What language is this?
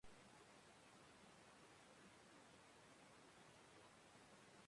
Basque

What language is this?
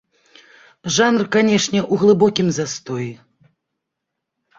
Belarusian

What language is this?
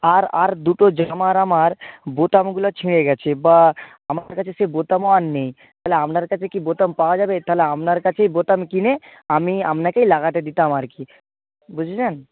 Bangla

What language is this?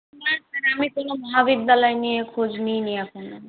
Bangla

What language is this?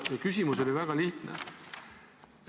Estonian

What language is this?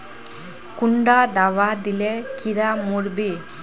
Magahi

